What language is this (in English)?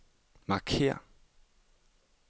Danish